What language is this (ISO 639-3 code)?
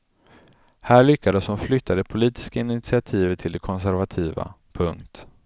swe